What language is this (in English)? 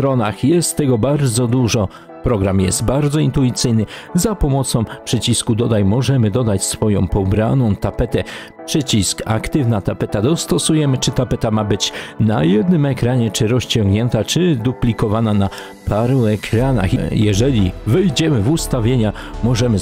Polish